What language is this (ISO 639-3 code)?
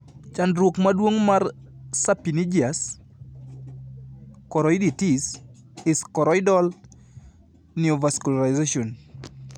luo